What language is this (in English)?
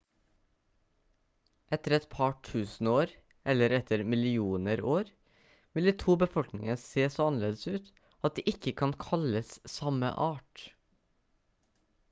Norwegian Bokmål